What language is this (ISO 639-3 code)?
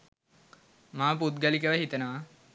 sin